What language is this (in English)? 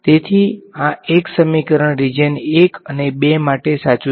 Gujarati